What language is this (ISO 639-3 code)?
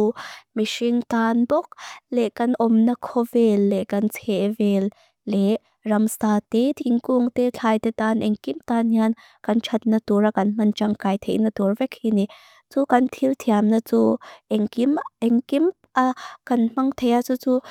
lus